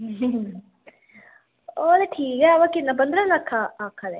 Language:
Dogri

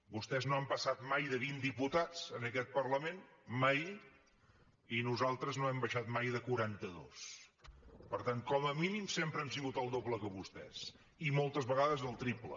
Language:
Catalan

